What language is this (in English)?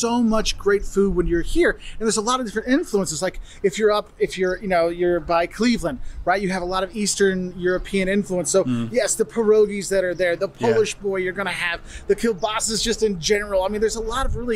English